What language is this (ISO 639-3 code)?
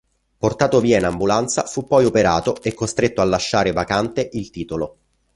ita